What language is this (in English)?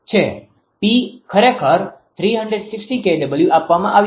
Gujarati